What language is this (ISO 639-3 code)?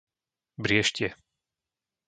slk